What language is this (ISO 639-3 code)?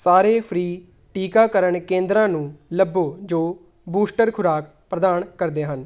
pan